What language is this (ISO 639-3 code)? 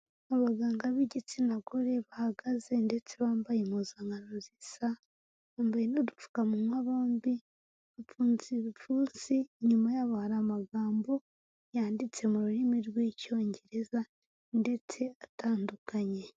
kin